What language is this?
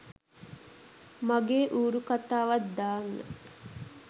Sinhala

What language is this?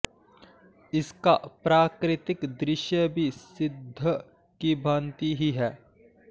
Sanskrit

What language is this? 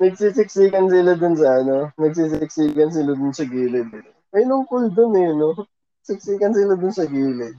Filipino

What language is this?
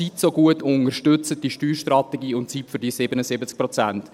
Swiss German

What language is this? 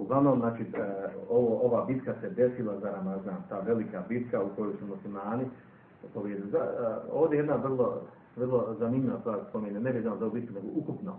Croatian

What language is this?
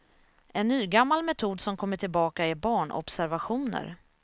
Swedish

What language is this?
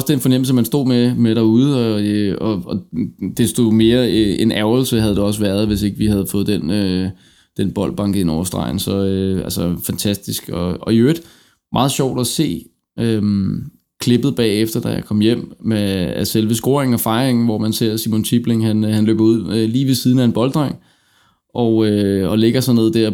Danish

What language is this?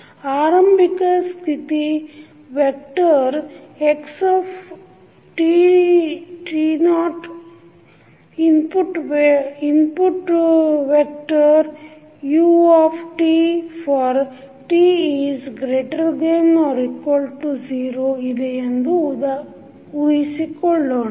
Kannada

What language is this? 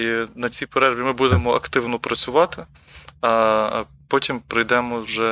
Ukrainian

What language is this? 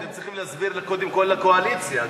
Hebrew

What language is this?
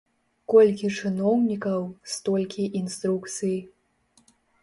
Belarusian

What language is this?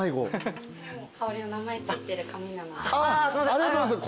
Japanese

